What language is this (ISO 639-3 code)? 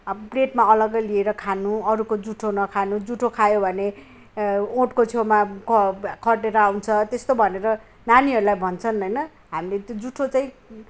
nep